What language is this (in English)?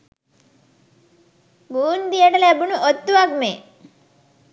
Sinhala